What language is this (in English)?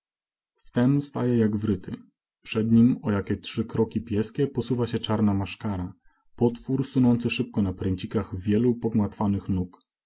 Polish